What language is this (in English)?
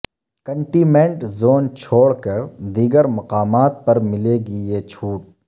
Urdu